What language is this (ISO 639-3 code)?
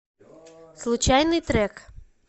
rus